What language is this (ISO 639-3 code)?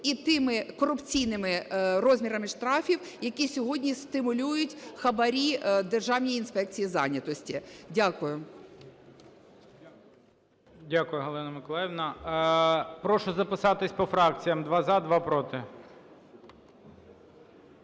ukr